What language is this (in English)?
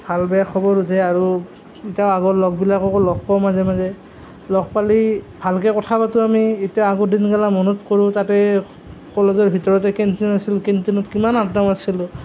Assamese